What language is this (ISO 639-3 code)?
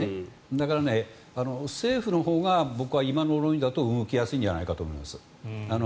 jpn